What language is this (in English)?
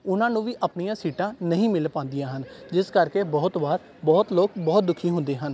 Punjabi